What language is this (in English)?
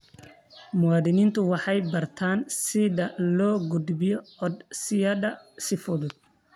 Somali